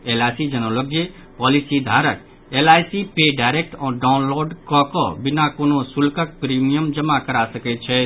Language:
Maithili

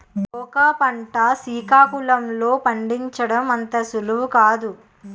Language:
Telugu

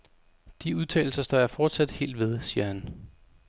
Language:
Danish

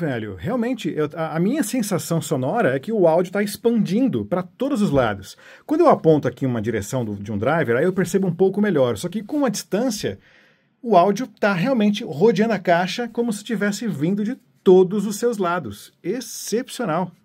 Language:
Portuguese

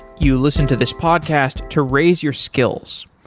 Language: English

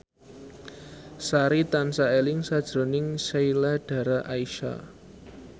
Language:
Javanese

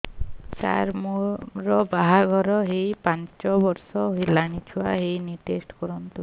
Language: Odia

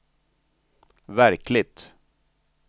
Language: Swedish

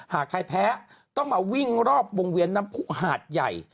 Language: Thai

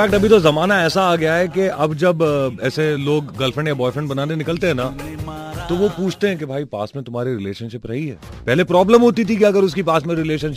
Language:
Hindi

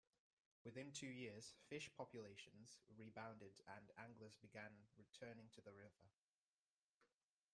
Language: English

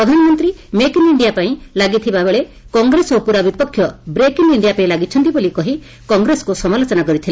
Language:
Odia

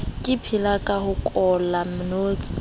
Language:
Southern Sotho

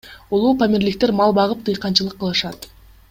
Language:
Kyrgyz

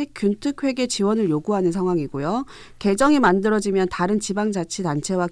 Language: Korean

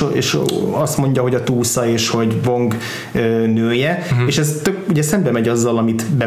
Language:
Hungarian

